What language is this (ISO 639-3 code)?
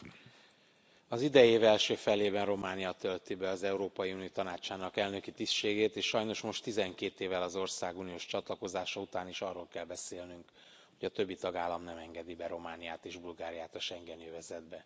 hun